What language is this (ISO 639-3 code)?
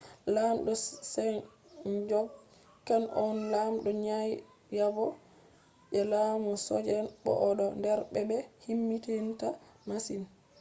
ful